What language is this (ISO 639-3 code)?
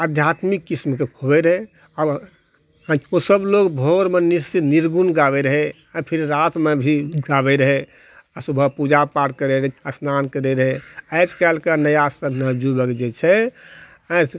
mai